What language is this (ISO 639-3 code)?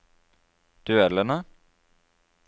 nor